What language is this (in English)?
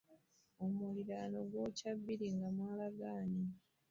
Ganda